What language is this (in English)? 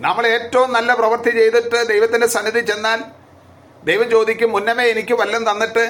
Malayalam